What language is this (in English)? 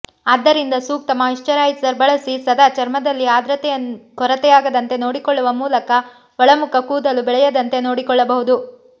Kannada